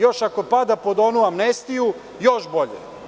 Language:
Serbian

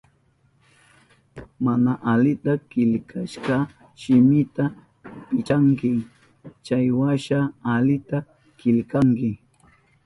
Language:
Southern Pastaza Quechua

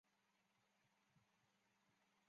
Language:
Chinese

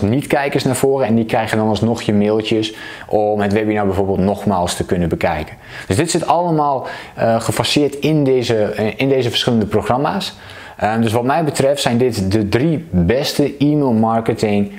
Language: Dutch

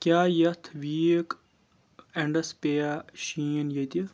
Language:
Kashmiri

